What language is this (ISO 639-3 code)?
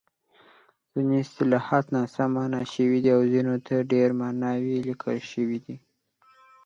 pus